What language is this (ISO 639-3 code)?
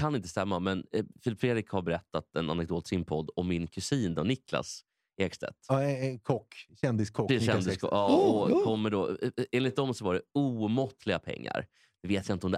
swe